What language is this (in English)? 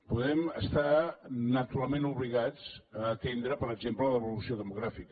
Catalan